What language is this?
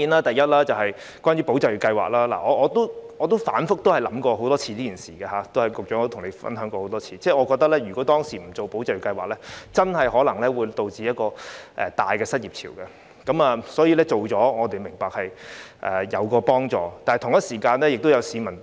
Cantonese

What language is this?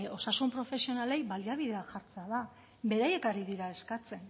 Basque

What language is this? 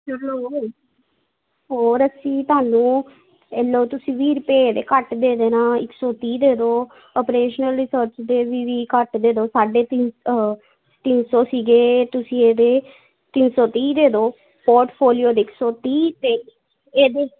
Punjabi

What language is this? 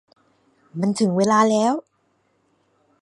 Thai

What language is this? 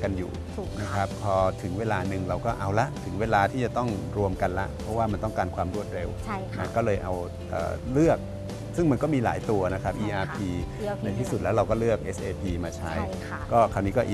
Thai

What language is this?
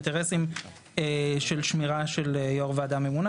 Hebrew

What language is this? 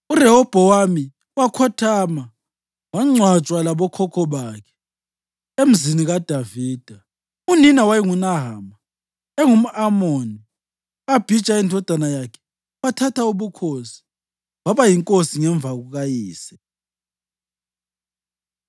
North Ndebele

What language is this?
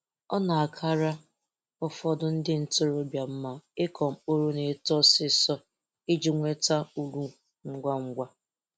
Igbo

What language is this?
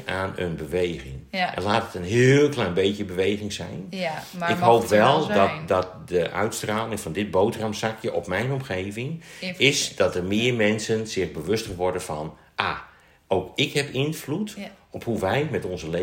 Dutch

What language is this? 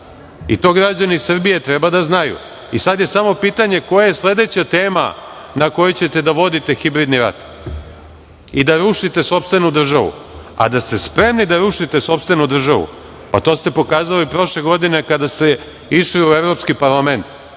Serbian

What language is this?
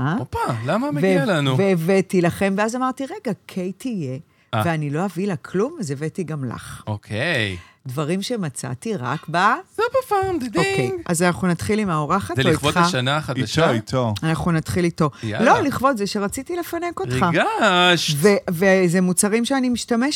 Hebrew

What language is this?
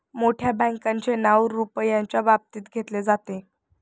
Marathi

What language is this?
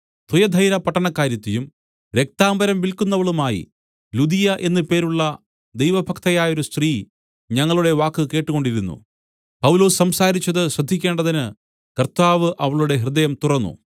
Malayalam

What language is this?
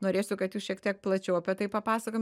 Lithuanian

